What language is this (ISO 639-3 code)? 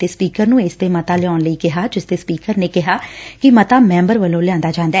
pan